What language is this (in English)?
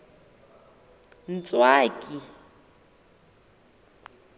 Southern Sotho